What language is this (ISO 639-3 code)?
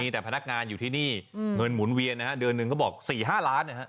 tha